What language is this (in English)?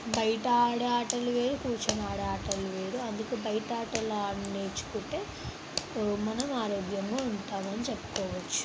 Telugu